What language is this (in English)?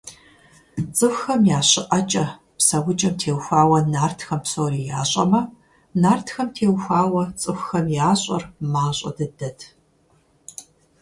Kabardian